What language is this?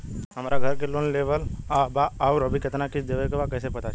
Bhojpuri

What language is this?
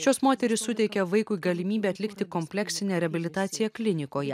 Lithuanian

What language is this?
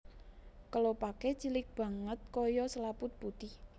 Javanese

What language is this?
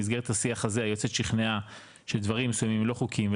Hebrew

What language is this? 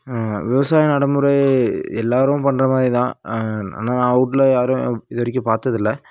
Tamil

